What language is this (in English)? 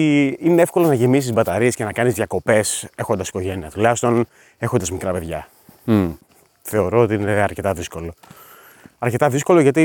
Greek